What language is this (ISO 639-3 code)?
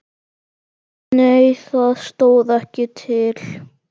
isl